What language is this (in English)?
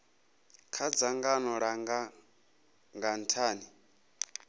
Venda